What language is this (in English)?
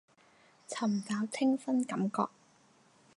Cantonese